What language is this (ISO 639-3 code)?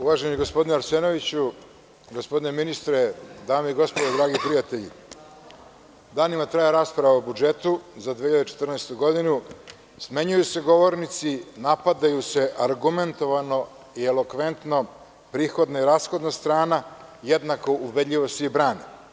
srp